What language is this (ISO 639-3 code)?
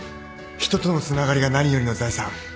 jpn